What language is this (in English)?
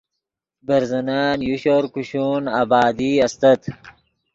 Yidgha